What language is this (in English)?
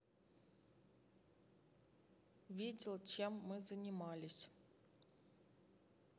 Russian